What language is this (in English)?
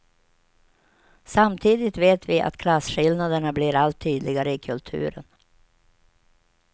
Swedish